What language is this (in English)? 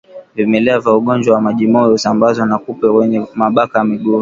Swahili